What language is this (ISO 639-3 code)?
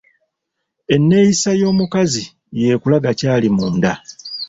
lug